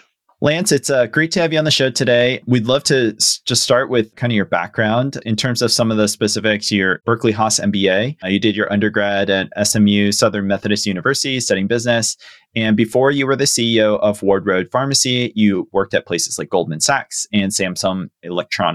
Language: English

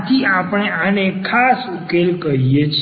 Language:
Gujarati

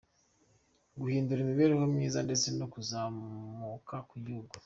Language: Kinyarwanda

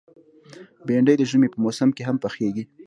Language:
Pashto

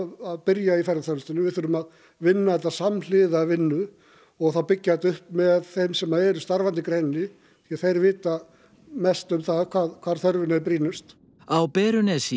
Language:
Icelandic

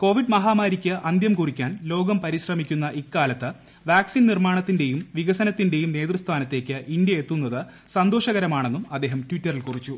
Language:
Malayalam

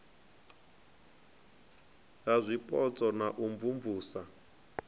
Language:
Venda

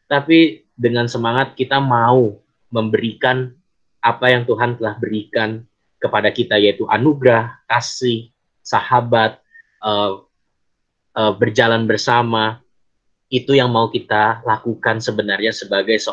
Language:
Indonesian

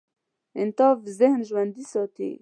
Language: Pashto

